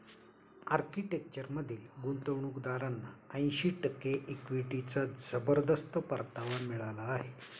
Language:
Marathi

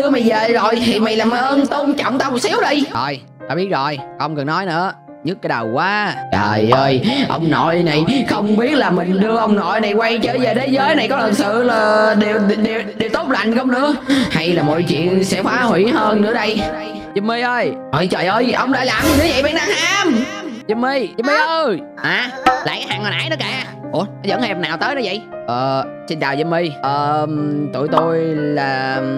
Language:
Vietnamese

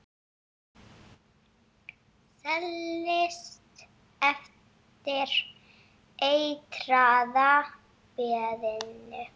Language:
Icelandic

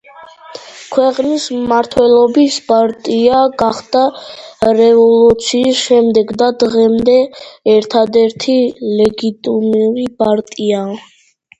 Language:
Georgian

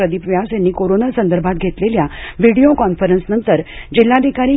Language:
Marathi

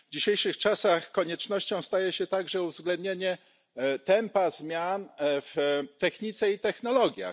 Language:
Polish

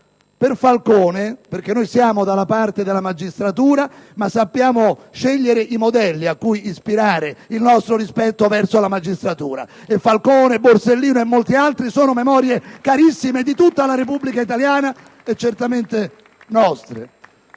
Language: Italian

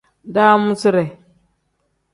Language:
Tem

